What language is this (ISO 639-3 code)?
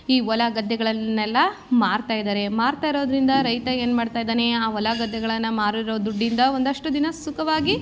kan